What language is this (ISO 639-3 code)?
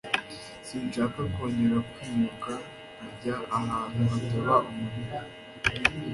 kin